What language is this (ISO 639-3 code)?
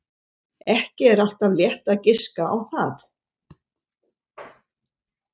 isl